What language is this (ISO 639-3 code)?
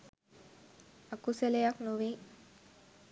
sin